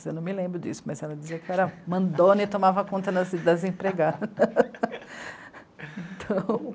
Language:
Portuguese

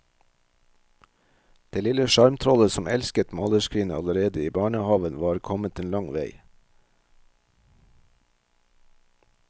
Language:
Norwegian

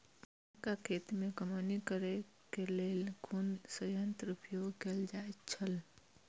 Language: Maithili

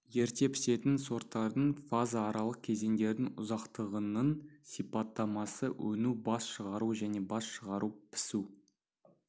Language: Kazakh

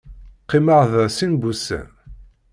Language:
Kabyle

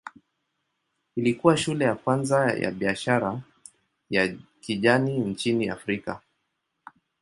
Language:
Swahili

